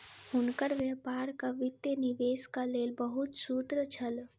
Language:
Maithili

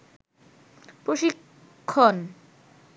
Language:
Bangla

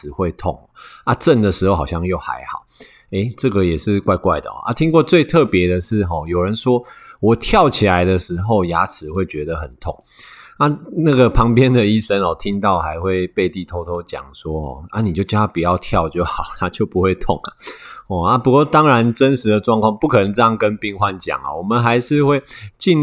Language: Chinese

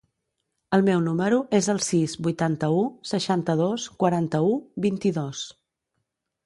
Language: Catalan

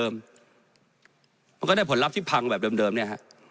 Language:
Thai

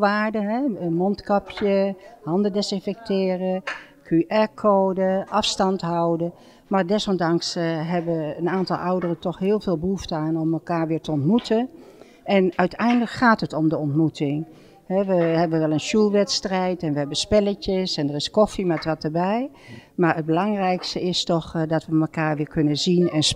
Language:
Dutch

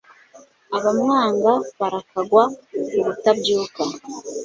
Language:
Kinyarwanda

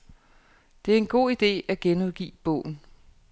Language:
Danish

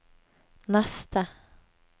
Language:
Norwegian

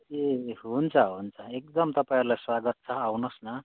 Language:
Nepali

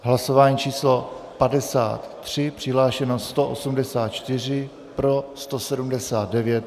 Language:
Czech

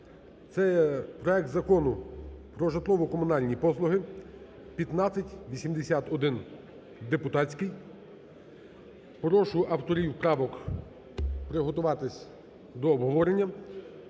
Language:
Ukrainian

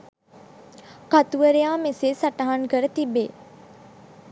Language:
Sinhala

